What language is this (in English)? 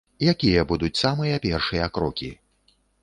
Belarusian